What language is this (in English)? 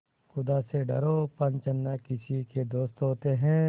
Hindi